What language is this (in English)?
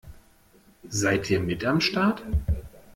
German